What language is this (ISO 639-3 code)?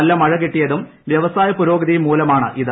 mal